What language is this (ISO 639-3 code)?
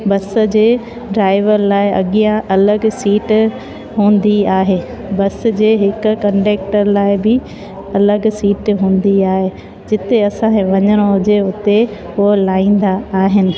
snd